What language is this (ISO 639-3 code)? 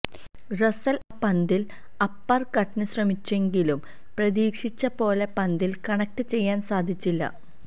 mal